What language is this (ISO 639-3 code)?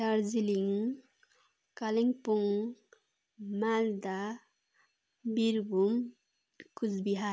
nep